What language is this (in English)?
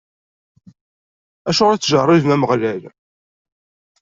Kabyle